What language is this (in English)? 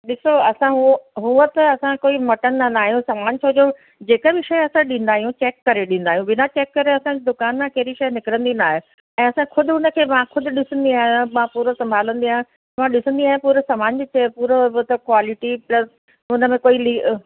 Sindhi